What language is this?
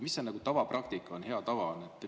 Estonian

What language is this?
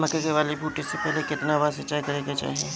Bhojpuri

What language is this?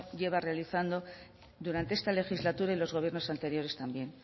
Spanish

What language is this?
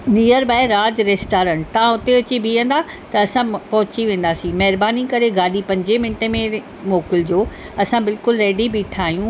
Sindhi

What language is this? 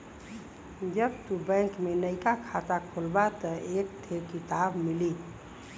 Bhojpuri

